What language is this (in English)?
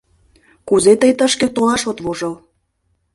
Mari